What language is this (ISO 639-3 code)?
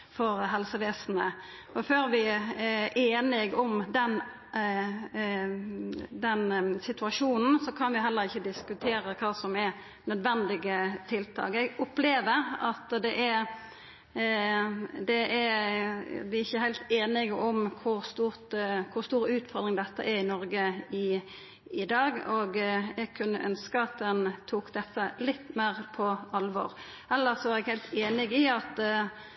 nno